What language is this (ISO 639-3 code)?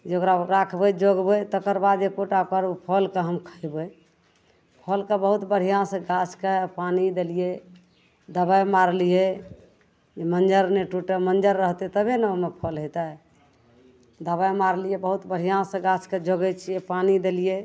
mai